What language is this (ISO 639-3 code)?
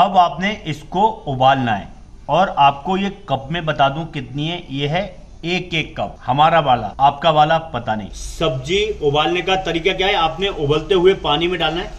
hin